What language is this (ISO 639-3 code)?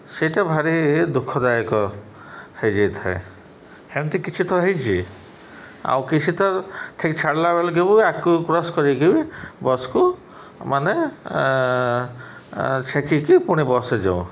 ori